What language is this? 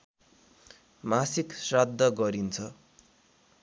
Nepali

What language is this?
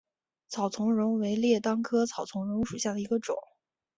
Chinese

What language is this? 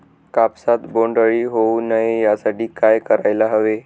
Marathi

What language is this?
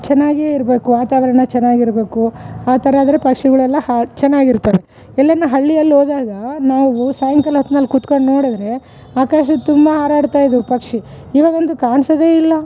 Kannada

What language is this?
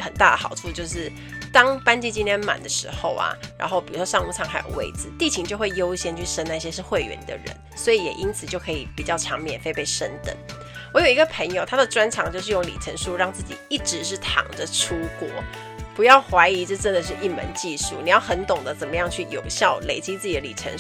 Chinese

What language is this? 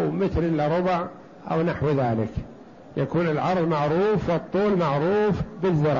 Arabic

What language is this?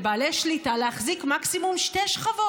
Hebrew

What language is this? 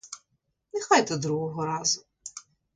Ukrainian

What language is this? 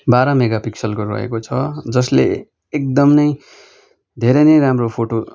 Nepali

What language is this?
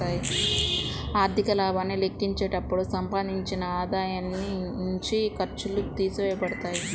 Telugu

